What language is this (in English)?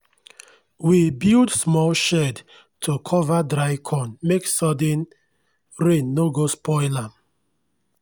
Nigerian Pidgin